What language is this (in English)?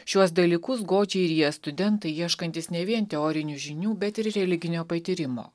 Lithuanian